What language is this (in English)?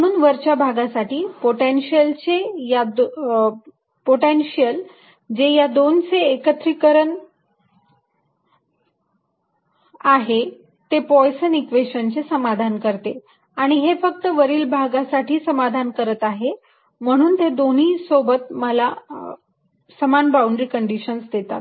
Marathi